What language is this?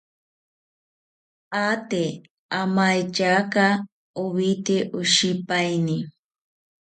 South Ucayali Ashéninka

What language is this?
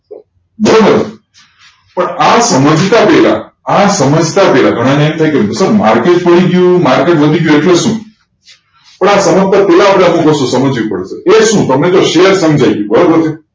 Gujarati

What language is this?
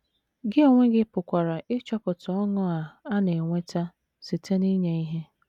Igbo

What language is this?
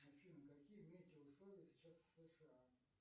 Russian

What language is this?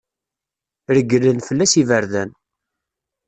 Kabyle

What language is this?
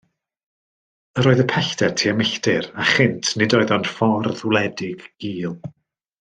Welsh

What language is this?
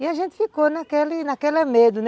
Portuguese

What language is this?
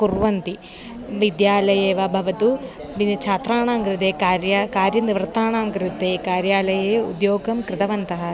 Sanskrit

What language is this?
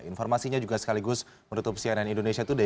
Indonesian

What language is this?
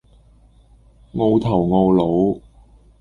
Cantonese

